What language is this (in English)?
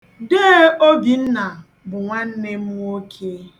Igbo